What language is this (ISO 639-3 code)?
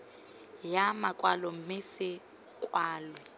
tsn